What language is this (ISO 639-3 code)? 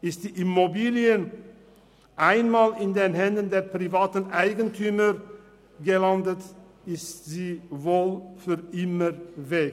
gsw